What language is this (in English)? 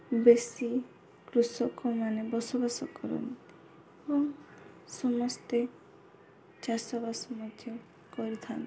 Odia